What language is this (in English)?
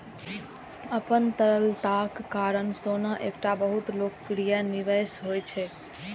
Maithili